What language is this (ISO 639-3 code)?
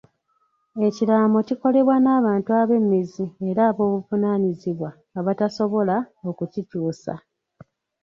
lug